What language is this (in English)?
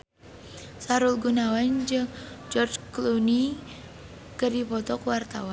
Sundanese